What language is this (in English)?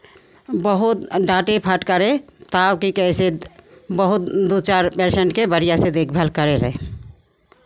Maithili